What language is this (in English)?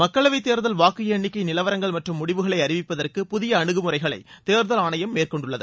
Tamil